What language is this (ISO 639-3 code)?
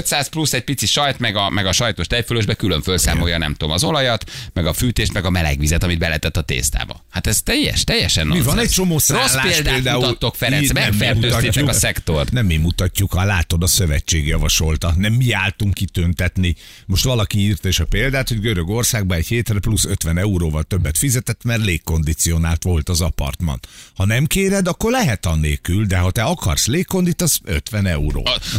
hun